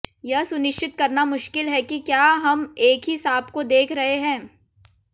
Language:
Hindi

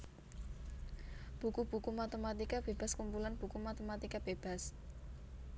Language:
Javanese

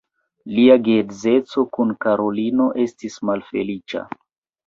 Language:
Esperanto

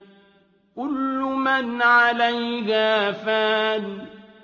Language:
Arabic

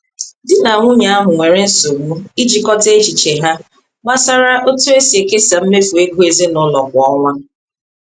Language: Igbo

